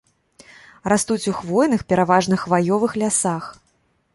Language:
Belarusian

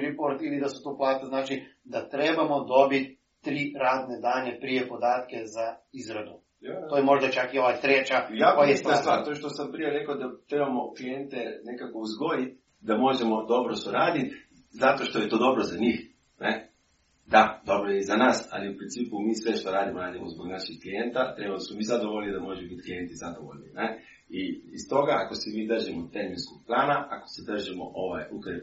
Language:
Croatian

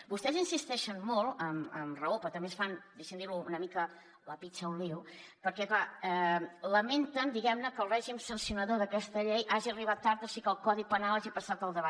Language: Catalan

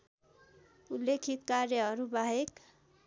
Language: Nepali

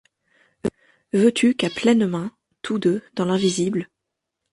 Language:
French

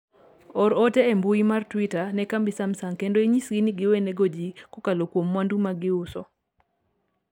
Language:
Luo (Kenya and Tanzania)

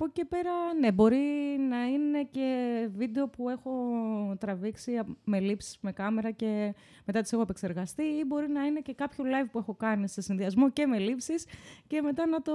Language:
Greek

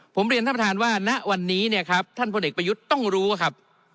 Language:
Thai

